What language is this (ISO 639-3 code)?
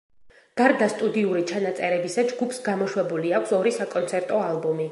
kat